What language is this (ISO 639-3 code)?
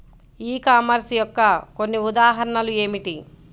tel